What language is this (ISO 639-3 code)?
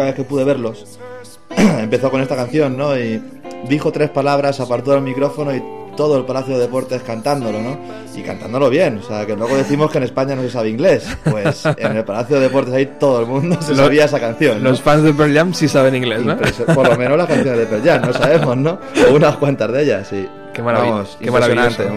spa